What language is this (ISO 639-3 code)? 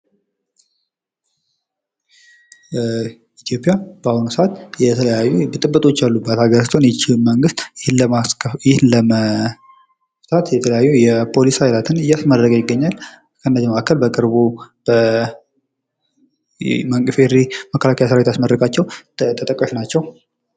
amh